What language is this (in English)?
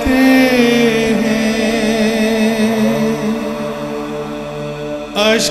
Greek